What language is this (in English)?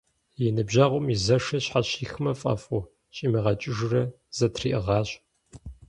Kabardian